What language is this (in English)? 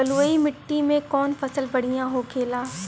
Bhojpuri